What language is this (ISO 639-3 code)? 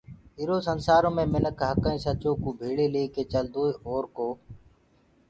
ggg